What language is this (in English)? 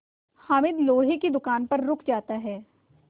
Hindi